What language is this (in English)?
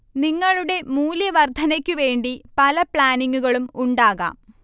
Malayalam